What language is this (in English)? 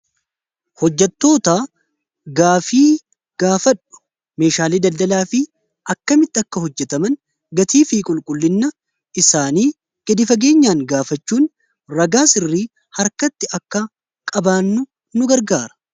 Oromo